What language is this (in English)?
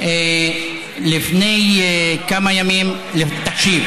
Hebrew